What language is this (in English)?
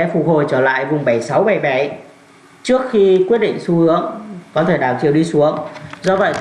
Vietnamese